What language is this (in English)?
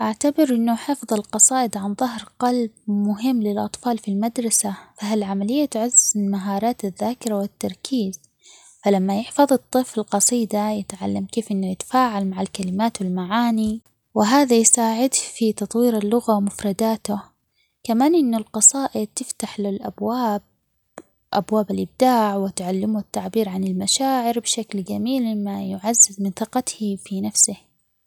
Omani Arabic